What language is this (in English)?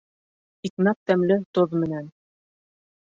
Bashkir